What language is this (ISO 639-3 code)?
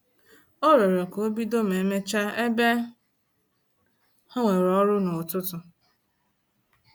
ibo